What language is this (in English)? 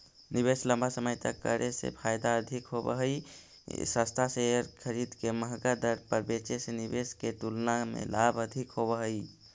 Magahi